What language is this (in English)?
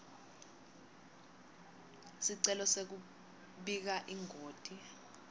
Swati